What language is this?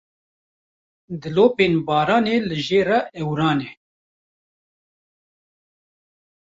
Kurdish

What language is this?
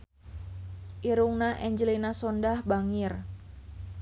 Sundanese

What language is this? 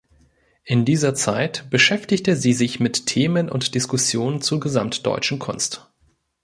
German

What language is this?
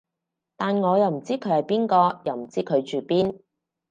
Cantonese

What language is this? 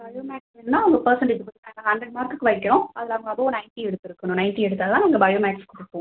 Tamil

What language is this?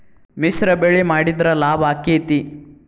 Kannada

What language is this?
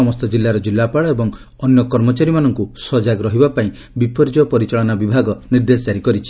Odia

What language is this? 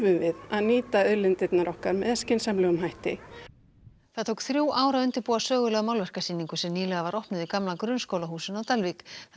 Icelandic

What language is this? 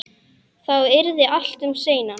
Icelandic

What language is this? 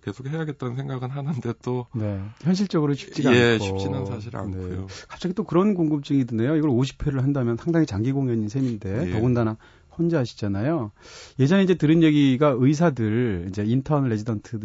Korean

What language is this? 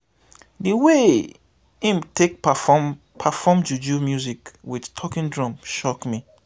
Nigerian Pidgin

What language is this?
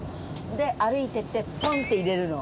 Japanese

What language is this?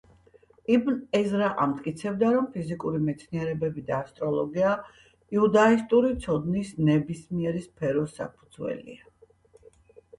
Georgian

